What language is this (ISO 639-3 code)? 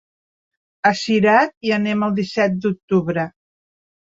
cat